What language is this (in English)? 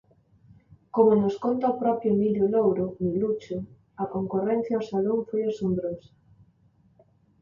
Galician